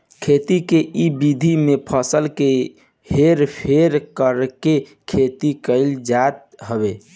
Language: Bhojpuri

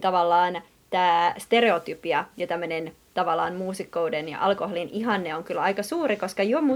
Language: Finnish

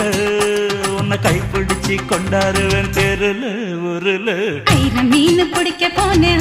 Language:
Tamil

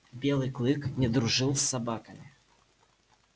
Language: Russian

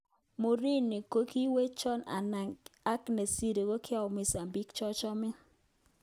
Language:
Kalenjin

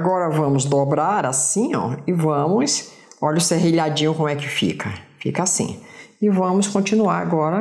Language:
Portuguese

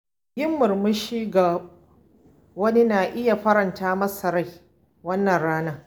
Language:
Hausa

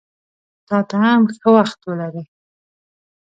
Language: Pashto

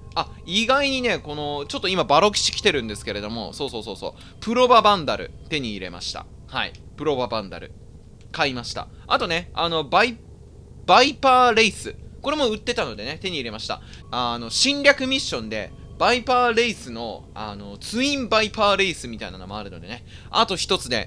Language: Japanese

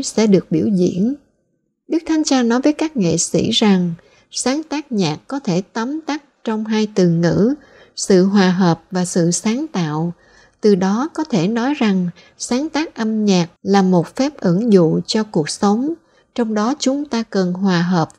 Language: Vietnamese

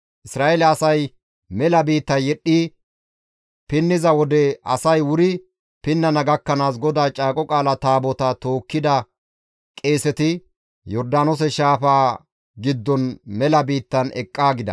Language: Gamo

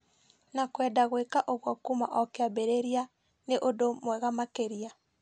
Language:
Kikuyu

